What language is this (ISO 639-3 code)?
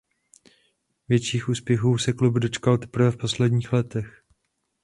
ces